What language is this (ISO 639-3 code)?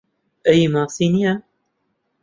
ckb